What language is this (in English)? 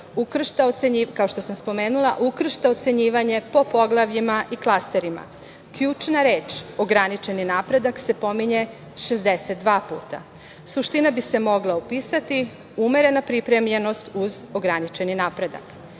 Serbian